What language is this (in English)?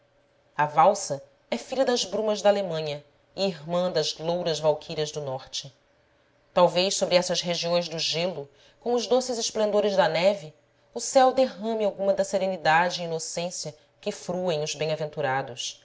Portuguese